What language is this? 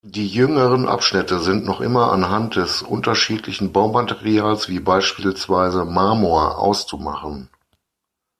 German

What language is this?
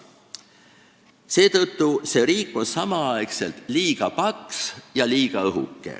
Estonian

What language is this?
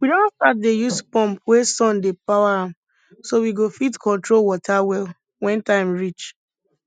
Nigerian Pidgin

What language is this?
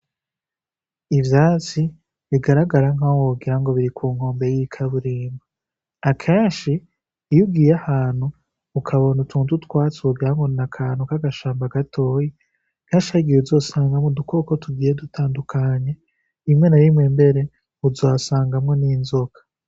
Rundi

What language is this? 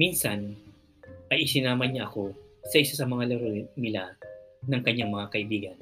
Filipino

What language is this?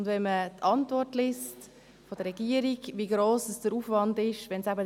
Swiss German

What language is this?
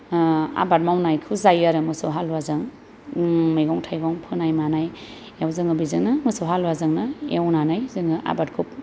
Bodo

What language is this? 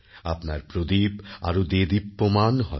Bangla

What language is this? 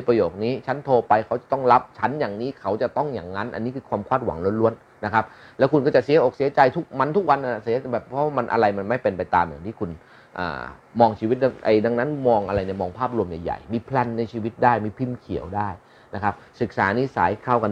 Thai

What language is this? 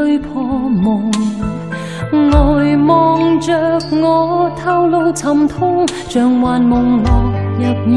Chinese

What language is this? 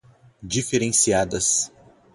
Portuguese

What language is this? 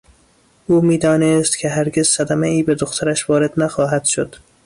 Persian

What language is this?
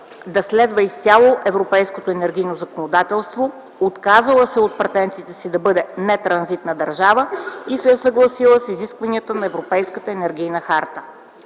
Bulgarian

